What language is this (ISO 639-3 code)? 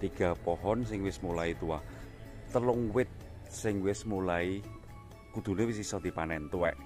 ind